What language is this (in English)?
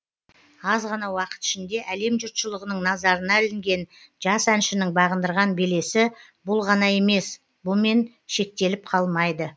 Kazakh